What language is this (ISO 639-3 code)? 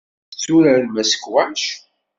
kab